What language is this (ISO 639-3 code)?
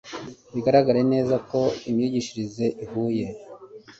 kin